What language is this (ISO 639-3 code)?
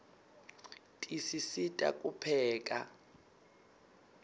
ssw